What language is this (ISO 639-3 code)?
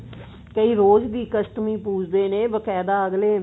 pan